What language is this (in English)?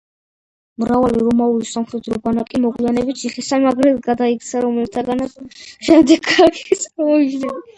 Georgian